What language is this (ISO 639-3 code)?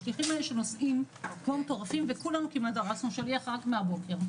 heb